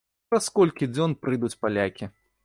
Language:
Belarusian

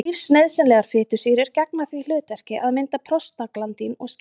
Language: Icelandic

